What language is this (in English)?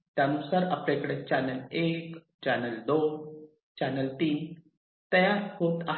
Marathi